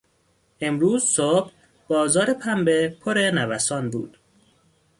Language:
Persian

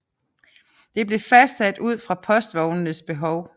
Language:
Danish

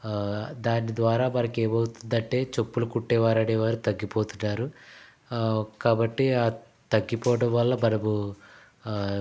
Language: Telugu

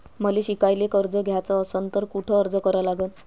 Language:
Marathi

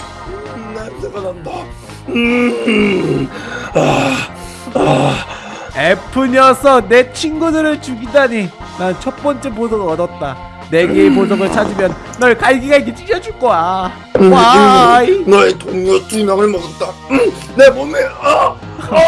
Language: Korean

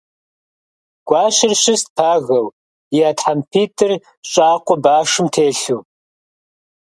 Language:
Kabardian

